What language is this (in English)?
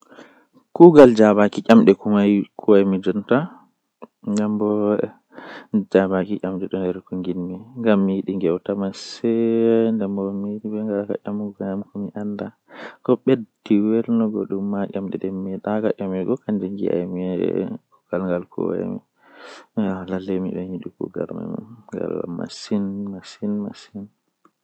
Western Niger Fulfulde